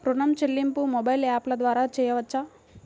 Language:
Telugu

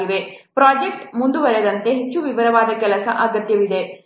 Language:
Kannada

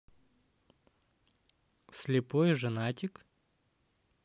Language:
Russian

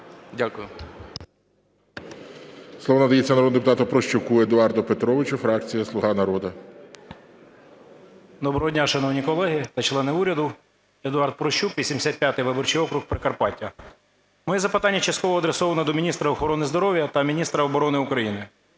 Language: Ukrainian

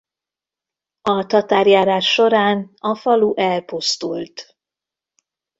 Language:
Hungarian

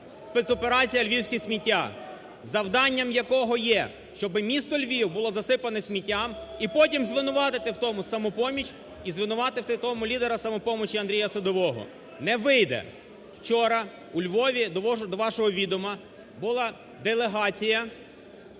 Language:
Ukrainian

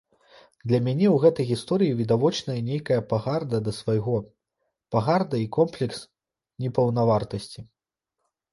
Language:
Belarusian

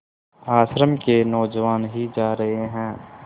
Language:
Hindi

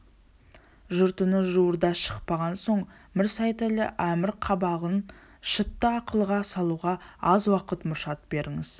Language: Kazakh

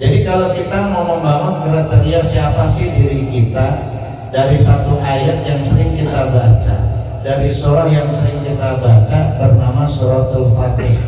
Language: Indonesian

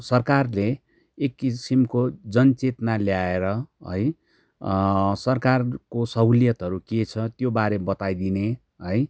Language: Nepali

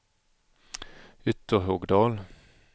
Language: Swedish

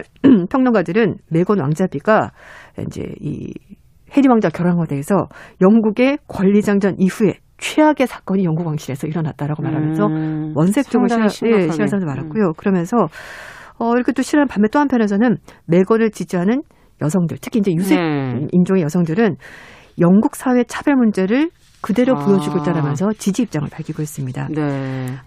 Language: Korean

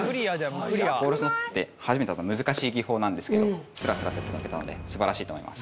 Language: Japanese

